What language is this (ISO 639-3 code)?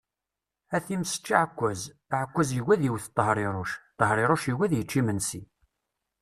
kab